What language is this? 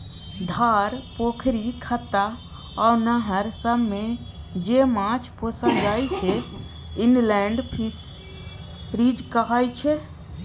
Maithili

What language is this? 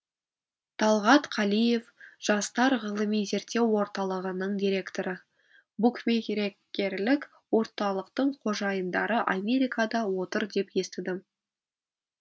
Kazakh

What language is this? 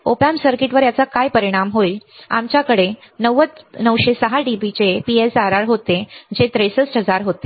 Marathi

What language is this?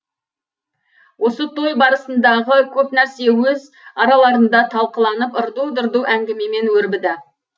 Kazakh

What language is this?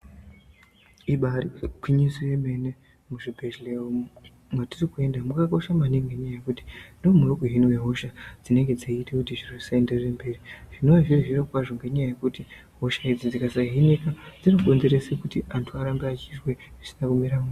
Ndau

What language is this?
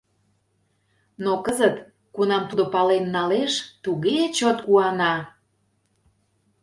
Mari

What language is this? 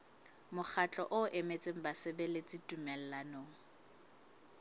Southern Sotho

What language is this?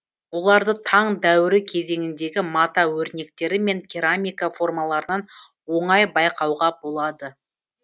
Kazakh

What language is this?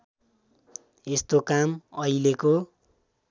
Nepali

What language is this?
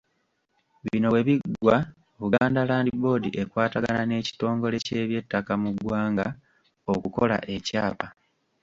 Ganda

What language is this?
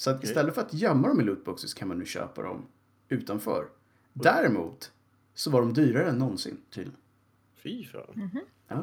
Swedish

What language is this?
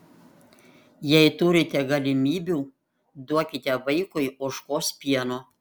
Lithuanian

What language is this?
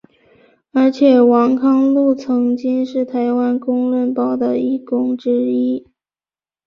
Chinese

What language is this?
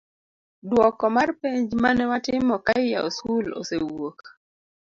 Luo (Kenya and Tanzania)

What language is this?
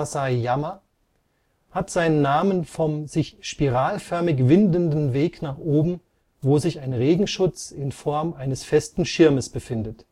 German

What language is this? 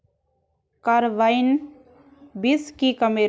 Magahi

